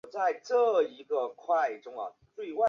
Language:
Chinese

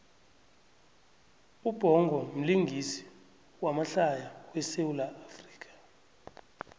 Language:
South Ndebele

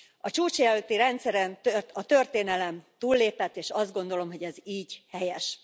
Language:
Hungarian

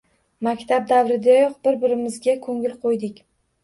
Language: Uzbek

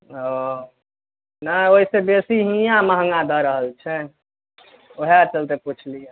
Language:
Maithili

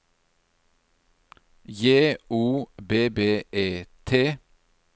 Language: Norwegian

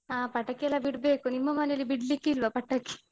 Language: Kannada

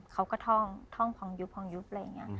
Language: Thai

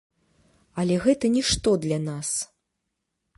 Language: Belarusian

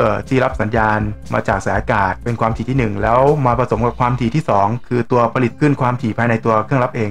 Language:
Thai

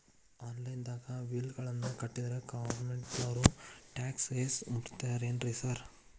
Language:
Kannada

